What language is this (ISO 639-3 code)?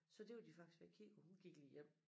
dan